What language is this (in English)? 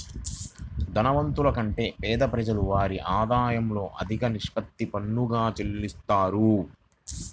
Telugu